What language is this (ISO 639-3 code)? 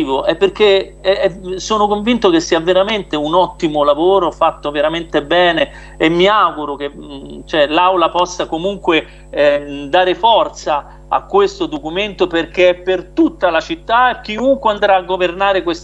ita